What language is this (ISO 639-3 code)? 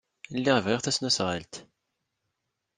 kab